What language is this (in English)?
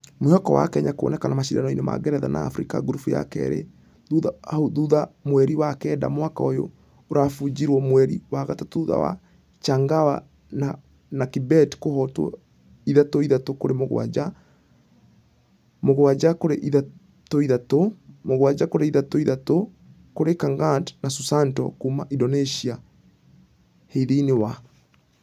Kikuyu